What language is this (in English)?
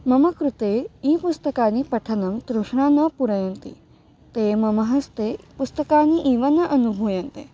Sanskrit